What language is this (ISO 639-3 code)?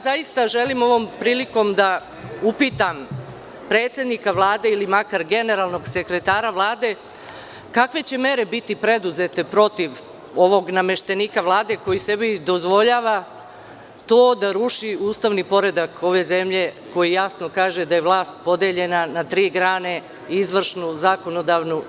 srp